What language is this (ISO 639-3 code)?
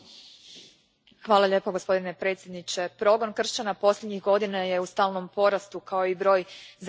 hrv